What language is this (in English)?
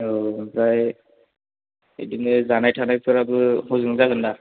Bodo